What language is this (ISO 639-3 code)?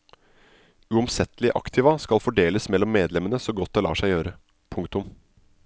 nor